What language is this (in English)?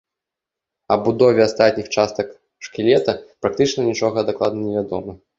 Belarusian